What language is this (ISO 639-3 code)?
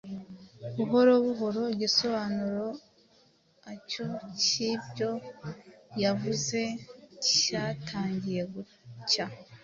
kin